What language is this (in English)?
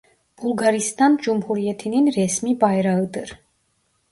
Turkish